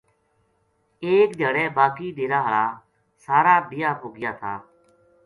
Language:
Gujari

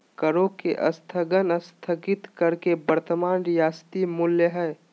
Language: Magahi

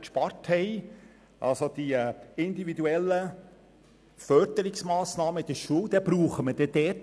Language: Swiss German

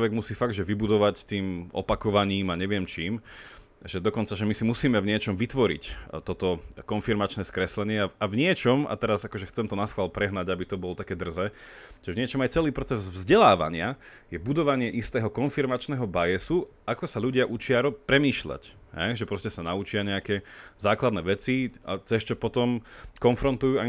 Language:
Slovak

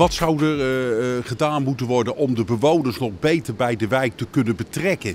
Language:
Dutch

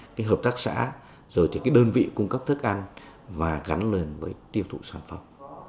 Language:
Vietnamese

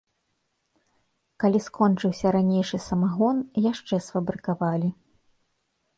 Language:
Belarusian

